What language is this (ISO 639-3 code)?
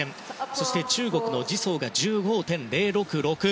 jpn